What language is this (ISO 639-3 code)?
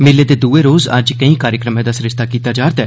doi